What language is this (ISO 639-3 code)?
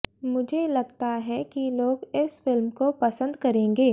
hin